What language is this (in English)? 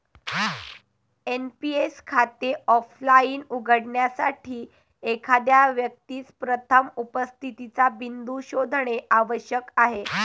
Marathi